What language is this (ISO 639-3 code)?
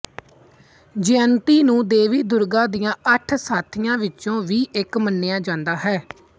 pan